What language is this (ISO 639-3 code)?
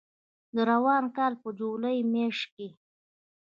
pus